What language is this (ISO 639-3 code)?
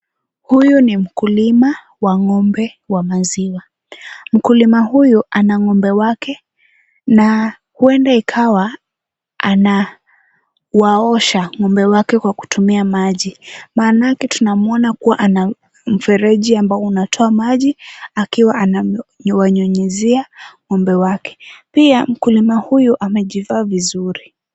swa